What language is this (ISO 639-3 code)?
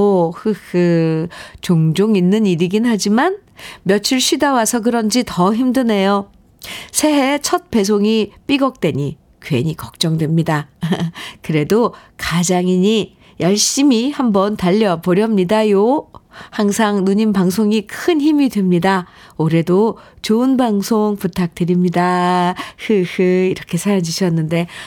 kor